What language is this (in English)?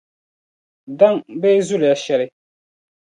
Dagbani